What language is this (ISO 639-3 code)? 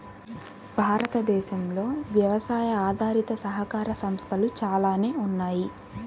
tel